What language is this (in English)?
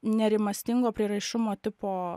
Lithuanian